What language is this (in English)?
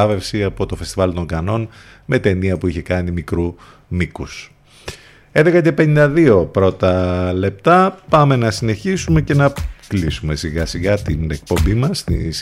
Greek